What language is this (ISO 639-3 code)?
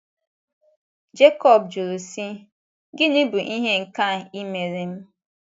ibo